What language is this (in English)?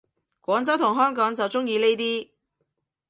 Cantonese